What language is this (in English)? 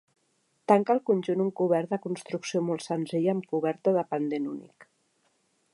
Catalan